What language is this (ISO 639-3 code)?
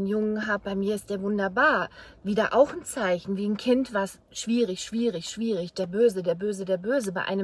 deu